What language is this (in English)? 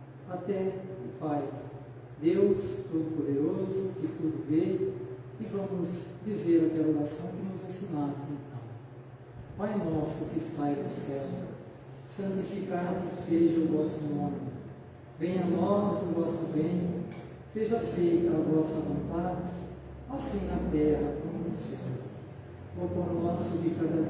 Portuguese